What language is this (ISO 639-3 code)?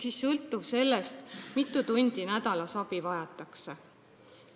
est